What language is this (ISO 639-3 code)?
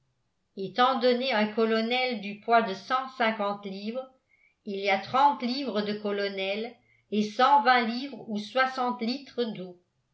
fra